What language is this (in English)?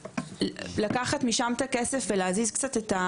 Hebrew